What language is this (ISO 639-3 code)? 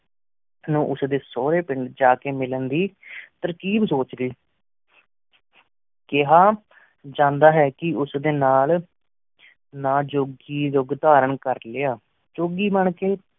pan